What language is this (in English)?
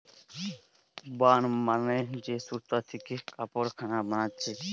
Bangla